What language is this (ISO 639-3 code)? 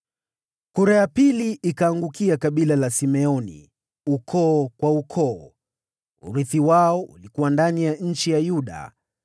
swa